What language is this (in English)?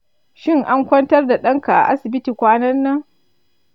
Hausa